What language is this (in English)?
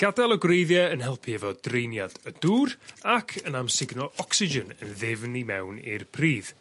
Welsh